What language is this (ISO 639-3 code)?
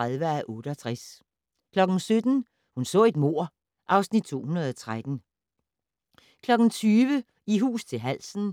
dan